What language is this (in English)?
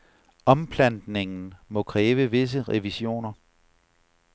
Danish